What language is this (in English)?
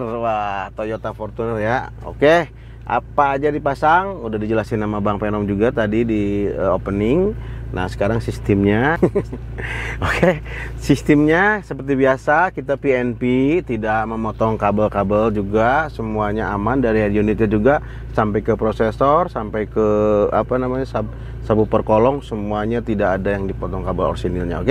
Indonesian